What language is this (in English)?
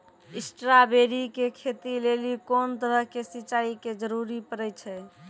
Maithili